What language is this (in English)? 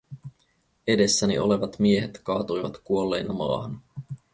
Finnish